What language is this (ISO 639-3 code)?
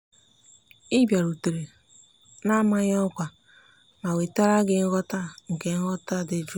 ibo